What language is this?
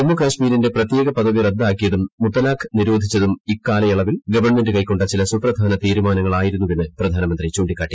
Malayalam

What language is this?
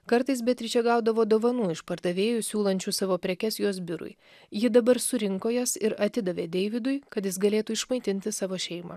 Lithuanian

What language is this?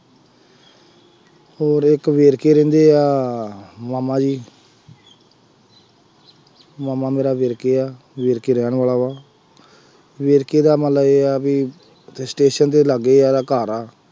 Punjabi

